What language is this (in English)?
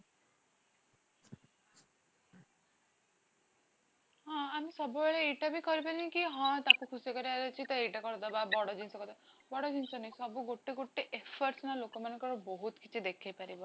Odia